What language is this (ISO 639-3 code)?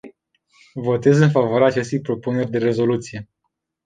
ron